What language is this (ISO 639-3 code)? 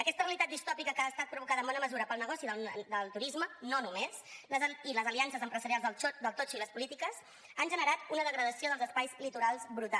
cat